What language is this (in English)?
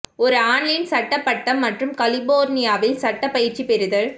Tamil